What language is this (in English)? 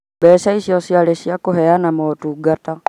Kikuyu